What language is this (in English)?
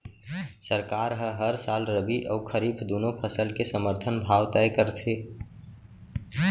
Chhattisgarhi